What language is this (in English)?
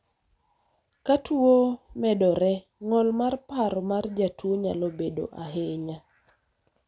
Luo (Kenya and Tanzania)